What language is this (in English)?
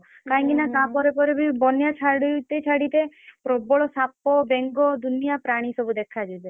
Odia